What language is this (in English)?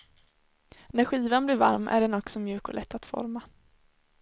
Swedish